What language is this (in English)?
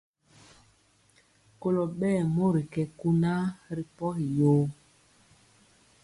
Mpiemo